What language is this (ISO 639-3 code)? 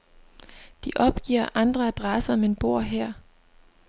dan